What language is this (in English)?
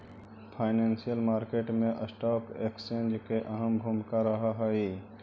Magahi